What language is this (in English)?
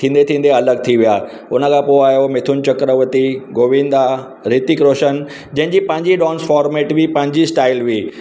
Sindhi